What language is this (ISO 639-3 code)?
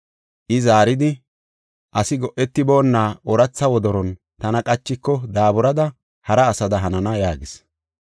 gof